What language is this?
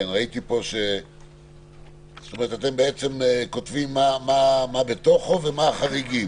Hebrew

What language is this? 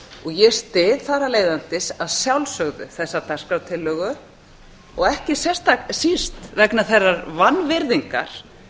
Icelandic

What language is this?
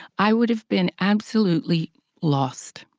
English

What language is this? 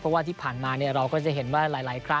Thai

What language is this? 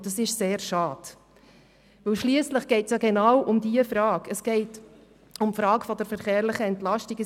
Swiss German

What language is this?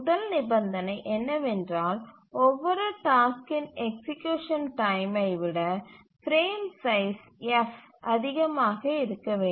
Tamil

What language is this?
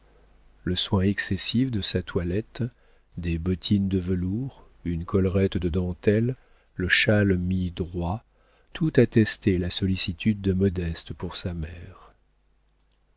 French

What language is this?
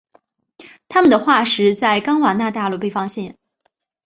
Chinese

